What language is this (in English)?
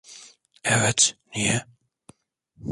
Turkish